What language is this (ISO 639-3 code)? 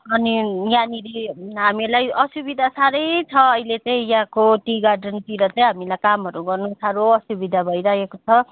nep